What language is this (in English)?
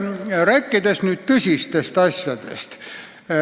Estonian